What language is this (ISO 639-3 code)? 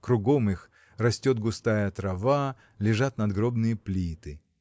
rus